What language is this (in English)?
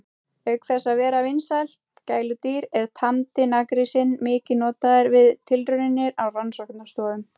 Icelandic